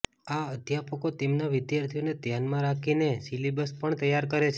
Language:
Gujarati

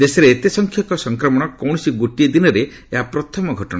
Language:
Odia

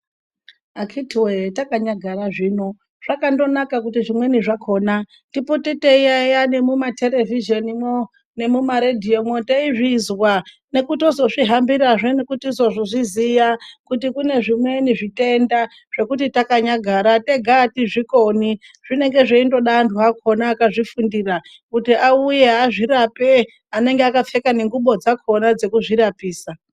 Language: Ndau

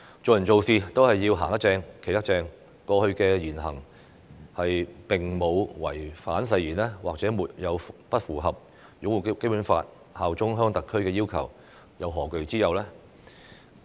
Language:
Cantonese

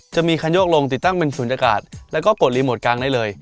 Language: Thai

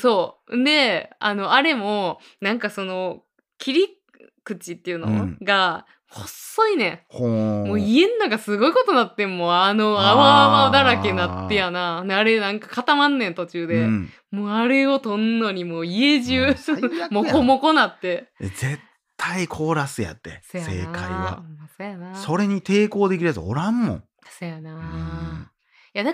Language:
Japanese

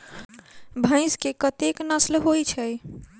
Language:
Maithili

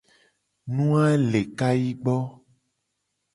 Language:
Gen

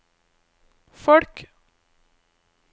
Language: Norwegian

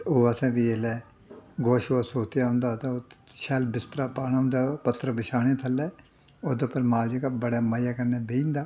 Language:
Dogri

